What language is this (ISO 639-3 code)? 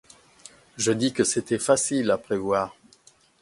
fra